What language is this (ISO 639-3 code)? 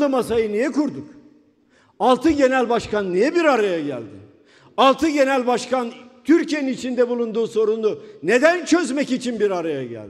tur